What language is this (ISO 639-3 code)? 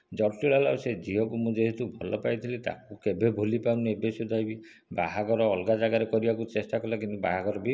ori